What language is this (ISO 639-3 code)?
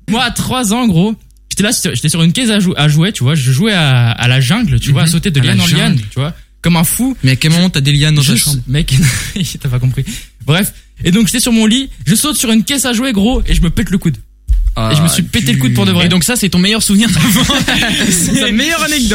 fra